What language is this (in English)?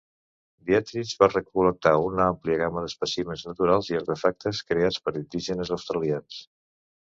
Catalan